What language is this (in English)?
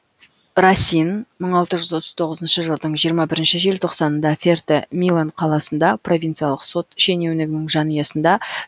Kazakh